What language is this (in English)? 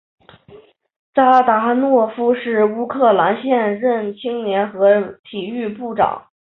Chinese